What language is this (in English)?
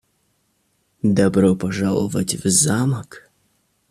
Russian